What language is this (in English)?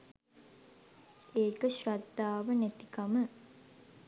Sinhala